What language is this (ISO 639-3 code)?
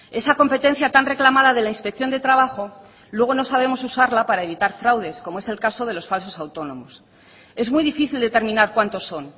spa